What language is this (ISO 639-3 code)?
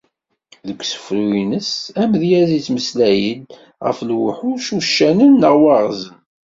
kab